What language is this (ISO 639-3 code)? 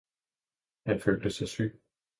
dan